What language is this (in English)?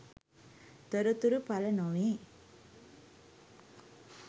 Sinhala